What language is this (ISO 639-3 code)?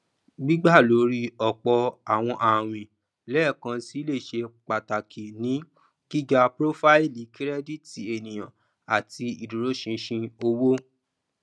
yor